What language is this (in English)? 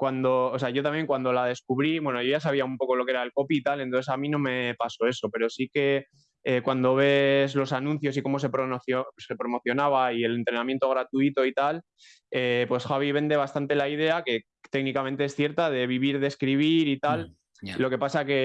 Spanish